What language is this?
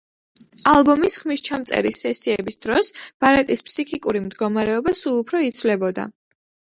Georgian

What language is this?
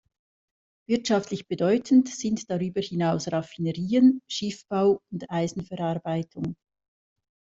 German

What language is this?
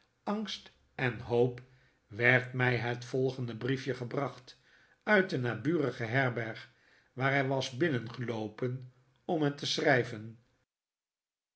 Dutch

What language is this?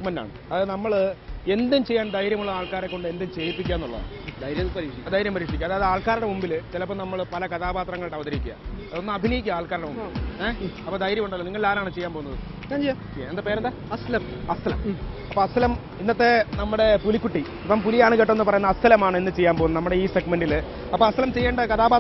Malayalam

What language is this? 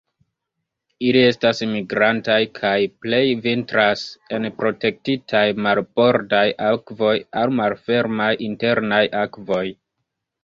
Esperanto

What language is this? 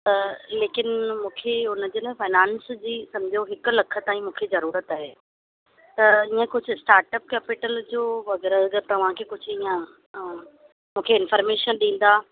Sindhi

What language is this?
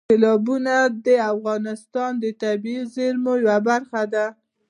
Pashto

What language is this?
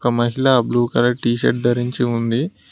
Telugu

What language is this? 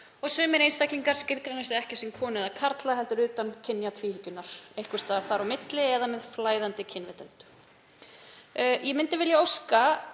Icelandic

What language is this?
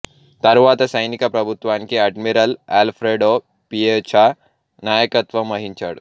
Telugu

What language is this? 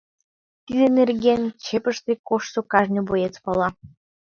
Mari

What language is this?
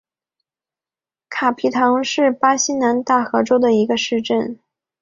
Chinese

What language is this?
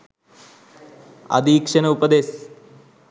Sinhala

